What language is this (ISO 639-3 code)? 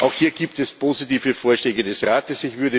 deu